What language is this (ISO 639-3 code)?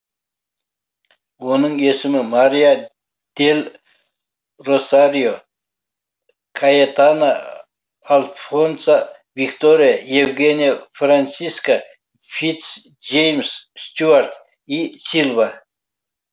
kaz